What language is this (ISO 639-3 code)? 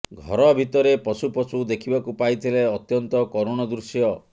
ori